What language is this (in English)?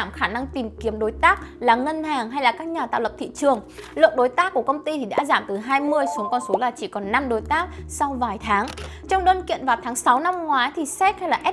Vietnamese